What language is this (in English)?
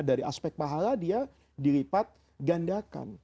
Indonesian